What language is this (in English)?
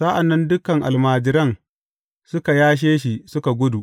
Hausa